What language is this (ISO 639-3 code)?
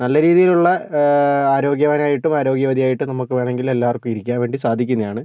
mal